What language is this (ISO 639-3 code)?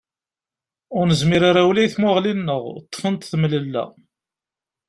kab